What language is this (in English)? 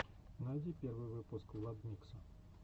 Russian